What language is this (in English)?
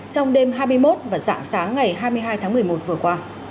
Vietnamese